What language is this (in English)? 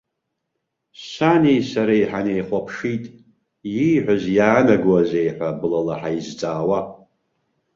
Abkhazian